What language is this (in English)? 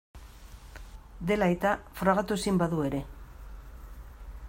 Basque